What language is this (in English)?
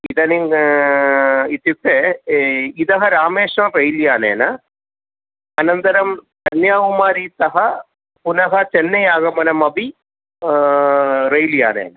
Sanskrit